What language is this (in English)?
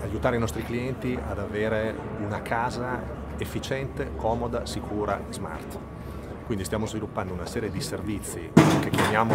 Italian